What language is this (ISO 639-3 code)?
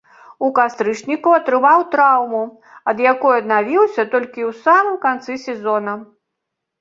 bel